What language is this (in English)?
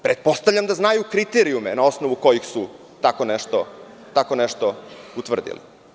Serbian